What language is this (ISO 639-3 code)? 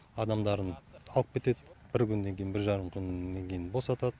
kaz